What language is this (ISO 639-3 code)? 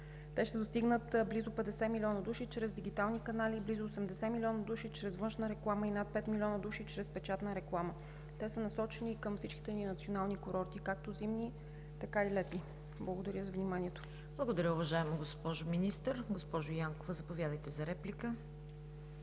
bul